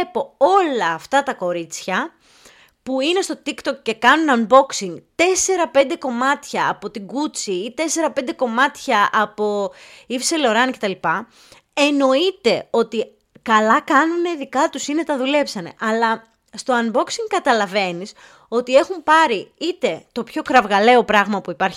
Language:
Greek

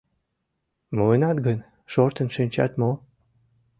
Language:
Mari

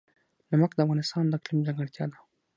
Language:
Pashto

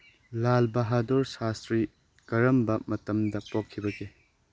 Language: Manipuri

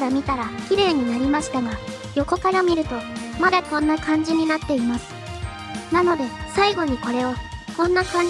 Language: Japanese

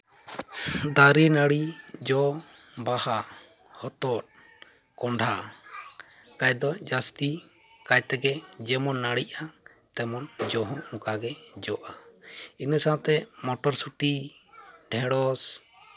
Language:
Santali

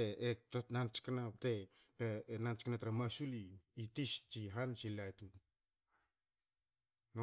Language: Hakö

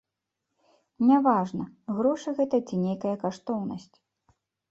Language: Belarusian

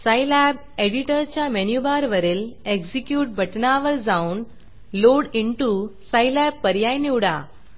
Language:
Marathi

